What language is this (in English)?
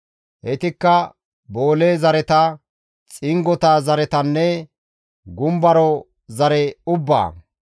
Gamo